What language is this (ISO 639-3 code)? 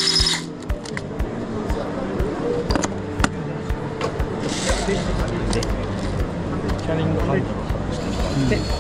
jpn